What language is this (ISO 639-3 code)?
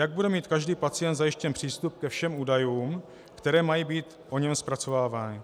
ces